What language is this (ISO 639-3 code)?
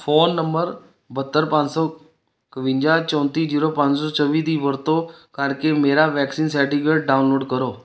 pan